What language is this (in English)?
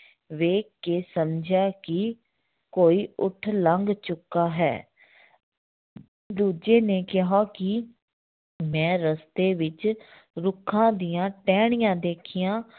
Punjabi